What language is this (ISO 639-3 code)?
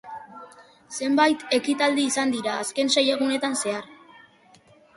eus